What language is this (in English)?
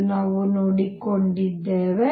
Kannada